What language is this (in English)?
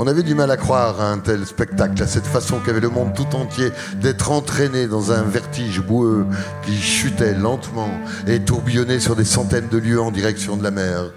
French